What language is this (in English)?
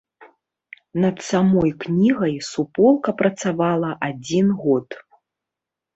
Belarusian